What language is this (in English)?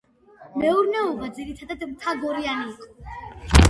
Georgian